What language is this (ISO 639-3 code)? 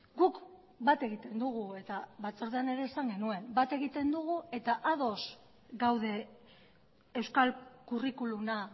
eus